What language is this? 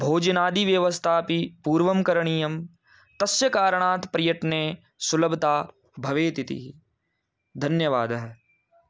Sanskrit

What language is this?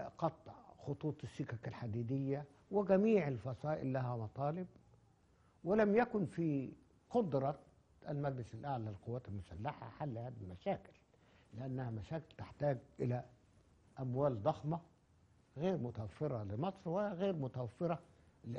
Arabic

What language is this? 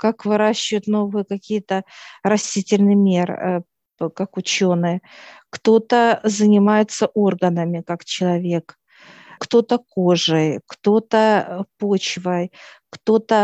Russian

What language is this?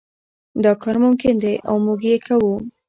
Pashto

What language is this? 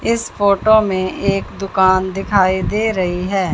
Hindi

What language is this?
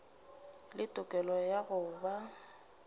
Northern Sotho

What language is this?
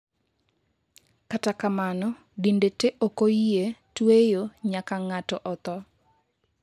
Luo (Kenya and Tanzania)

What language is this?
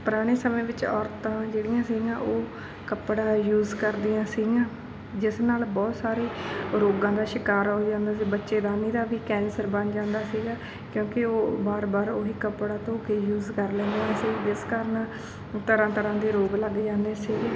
Punjabi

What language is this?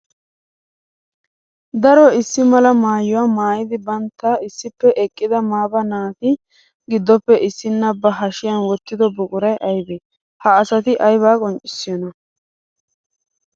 Wolaytta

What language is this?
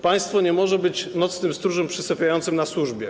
Polish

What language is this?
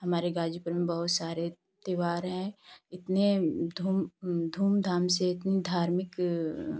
Hindi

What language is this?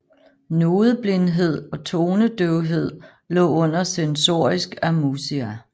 Danish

